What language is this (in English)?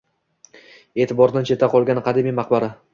Uzbek